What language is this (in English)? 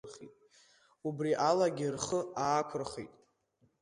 Abkhazian